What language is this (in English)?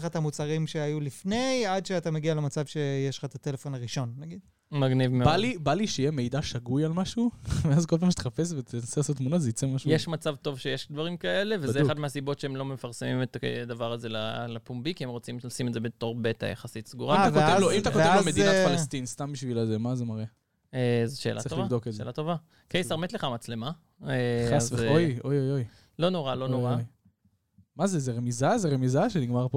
Hebrew